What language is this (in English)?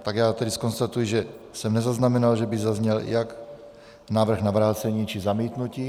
Czech